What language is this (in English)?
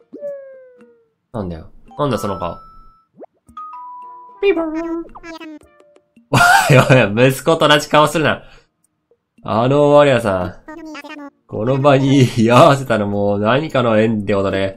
Japanese